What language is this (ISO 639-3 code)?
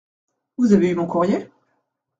fra